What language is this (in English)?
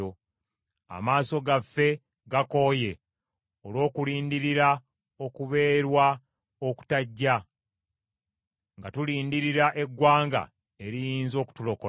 Ganda